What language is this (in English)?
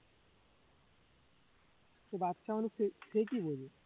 Bangla